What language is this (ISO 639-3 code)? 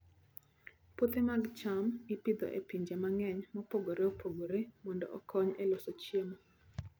luo